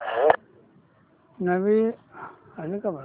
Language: Marathi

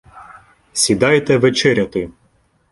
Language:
Ukrainian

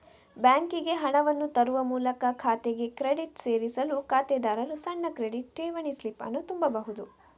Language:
Kannada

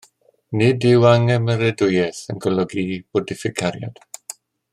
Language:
Welsh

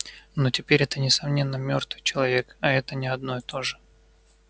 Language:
Russian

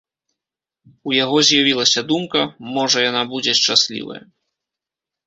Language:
Belarusian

